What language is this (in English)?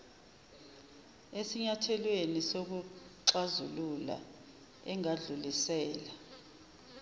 Zulu